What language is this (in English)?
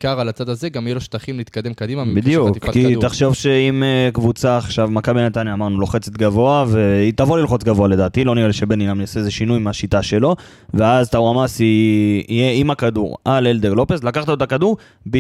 Hebrew